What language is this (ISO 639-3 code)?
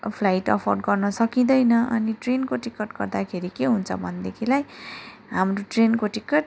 nep